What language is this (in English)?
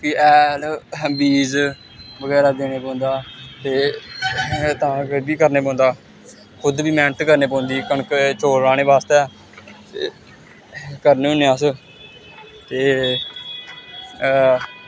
Dogri